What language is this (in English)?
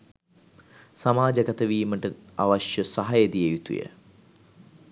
Sinhala